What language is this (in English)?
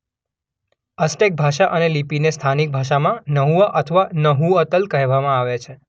Gujarati